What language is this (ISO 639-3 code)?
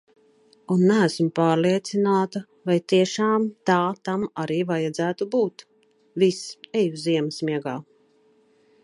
lav